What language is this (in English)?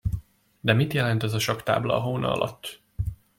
Hungarian